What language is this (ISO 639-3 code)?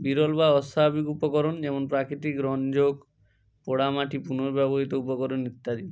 ben